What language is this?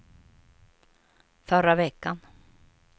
Swedish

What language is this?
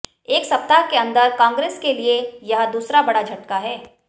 Hindi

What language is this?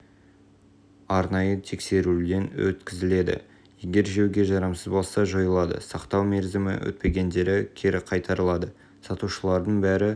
Kazakh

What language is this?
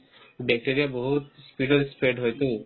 Assamese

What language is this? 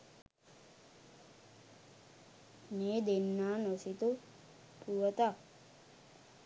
Sinhala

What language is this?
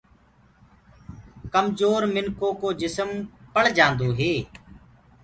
Gurgula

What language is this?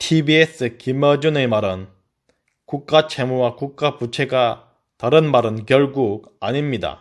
Korean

